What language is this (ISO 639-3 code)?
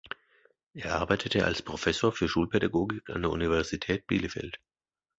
deu